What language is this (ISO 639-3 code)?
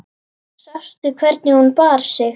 isl